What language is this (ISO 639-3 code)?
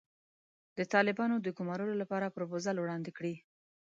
pus